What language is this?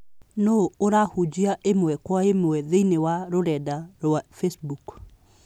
Kikuyu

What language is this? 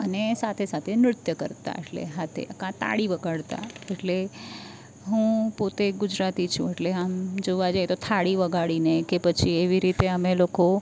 Gujarati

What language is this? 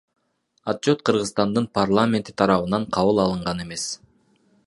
Kyrgyz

